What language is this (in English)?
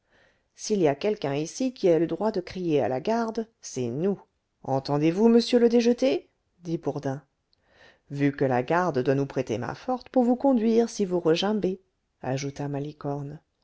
French